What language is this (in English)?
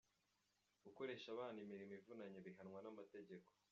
Kinyarwanda